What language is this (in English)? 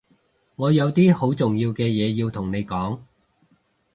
Cantonese